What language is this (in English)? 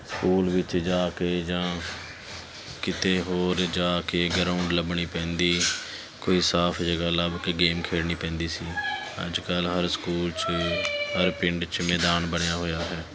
Punjabi